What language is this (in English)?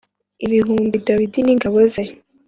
Kinyarwanda